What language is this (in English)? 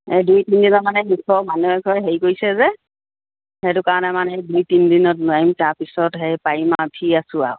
Assamese